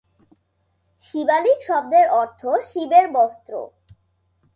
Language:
Bangla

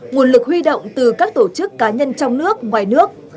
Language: Vietnamese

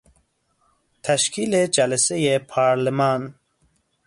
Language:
Persian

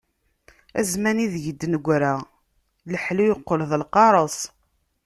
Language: Kabyle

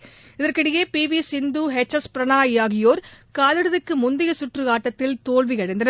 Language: Tamil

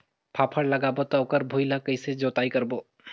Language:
Chhattisgarhi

